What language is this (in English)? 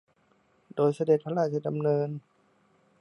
Thai